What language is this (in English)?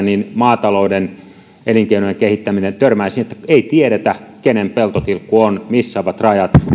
Finnish